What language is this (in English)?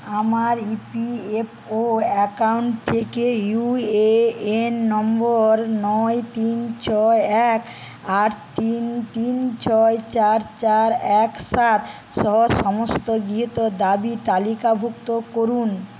Bangla